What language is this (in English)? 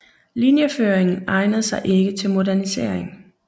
Danish